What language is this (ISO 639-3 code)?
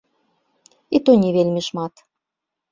bel